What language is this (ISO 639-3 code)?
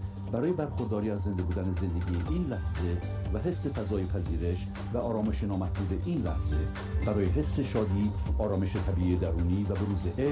fas